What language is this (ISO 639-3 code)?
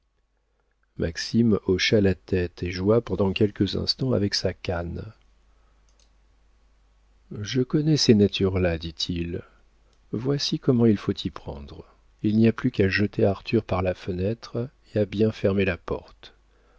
fra